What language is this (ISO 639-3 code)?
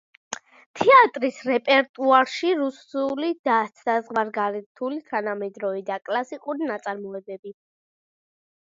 kat